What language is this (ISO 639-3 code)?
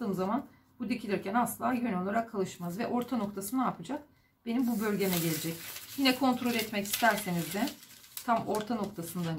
tur